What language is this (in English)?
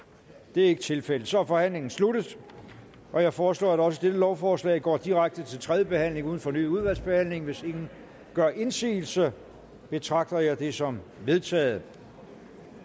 Danish